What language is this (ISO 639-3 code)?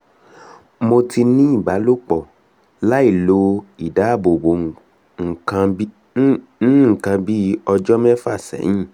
yor